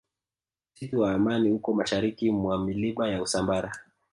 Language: Swahili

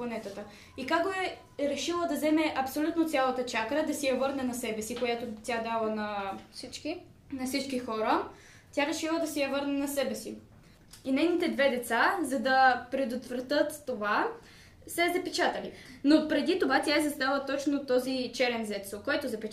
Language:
Bulgarian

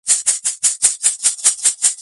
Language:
Georgian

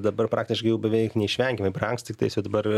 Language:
Lithuanian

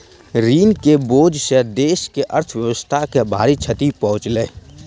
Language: Maithili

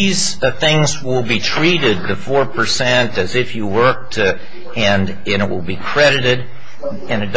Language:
English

